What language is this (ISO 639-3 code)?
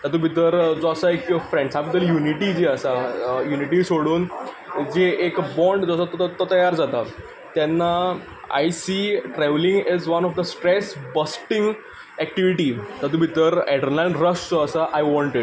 kok